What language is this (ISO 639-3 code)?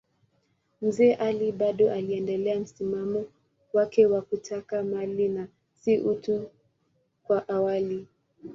swa